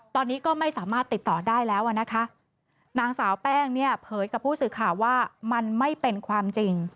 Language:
Thai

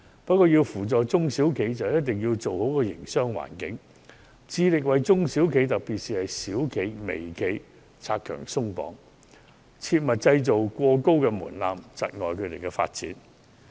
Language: Cantonese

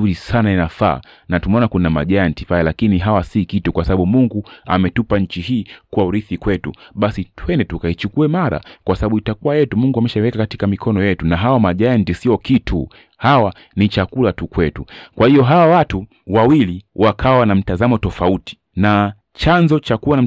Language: Swahili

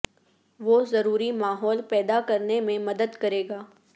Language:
Urdu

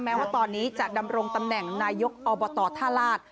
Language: Thai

